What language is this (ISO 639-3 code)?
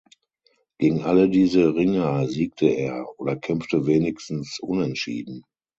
deu